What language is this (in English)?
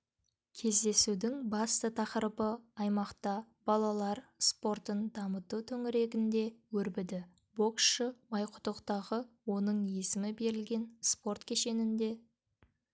Kazakh